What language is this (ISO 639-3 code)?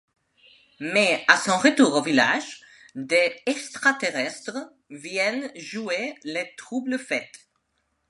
fra